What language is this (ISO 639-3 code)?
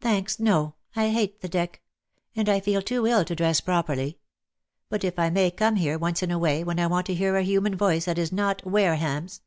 eng